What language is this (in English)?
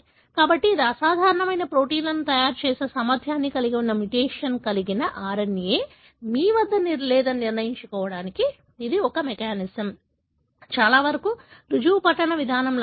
Telugu